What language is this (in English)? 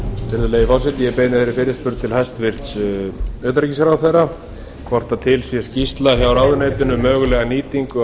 Icelandic